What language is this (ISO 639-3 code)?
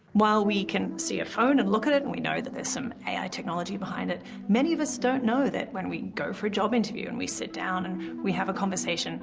eng